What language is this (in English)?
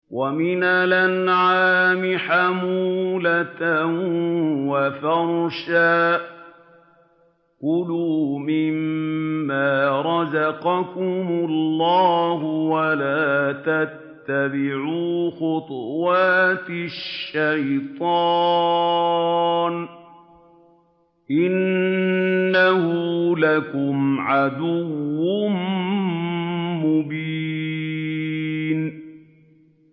Arabic